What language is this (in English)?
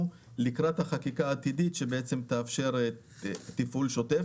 Hebrew